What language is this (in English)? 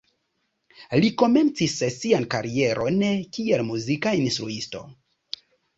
Esperanto